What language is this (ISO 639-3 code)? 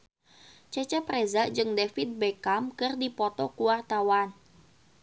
sun